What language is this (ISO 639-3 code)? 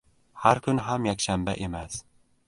uzb